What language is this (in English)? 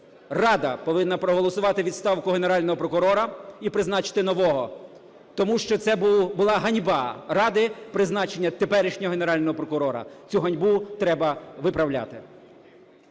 Ukrainian